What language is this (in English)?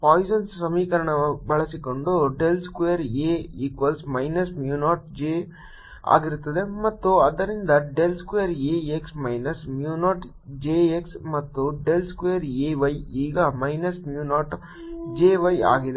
Kannada